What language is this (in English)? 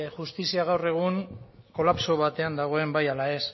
Basque